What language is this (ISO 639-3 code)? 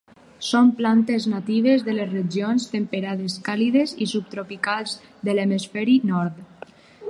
cat